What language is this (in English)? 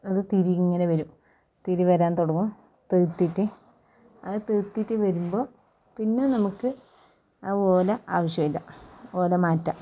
Malayalam